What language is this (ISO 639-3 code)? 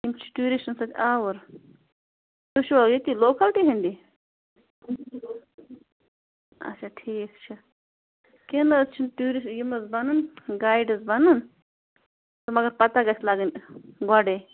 kas